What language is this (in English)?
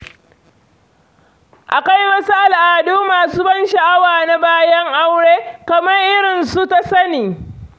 Hausa